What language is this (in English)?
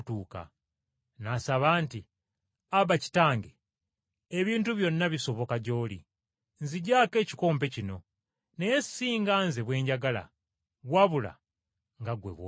Ganda